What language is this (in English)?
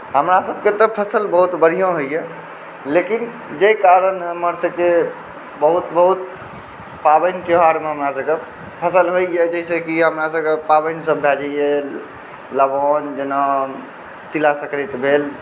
Maithili